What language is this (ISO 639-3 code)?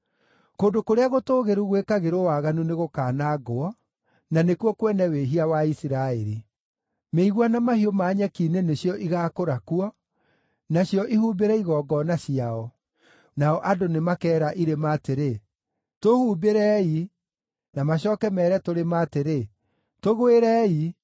kik